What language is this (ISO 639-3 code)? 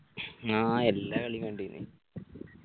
mal